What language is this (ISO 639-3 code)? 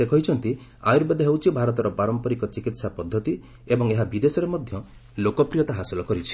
ori